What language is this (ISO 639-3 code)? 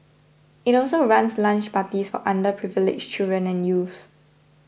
eng